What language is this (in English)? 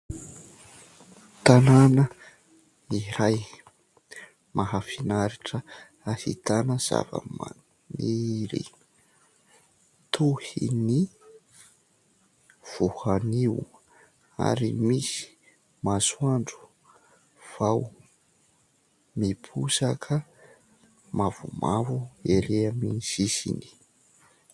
Malagasy